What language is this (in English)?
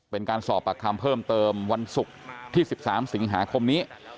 Thai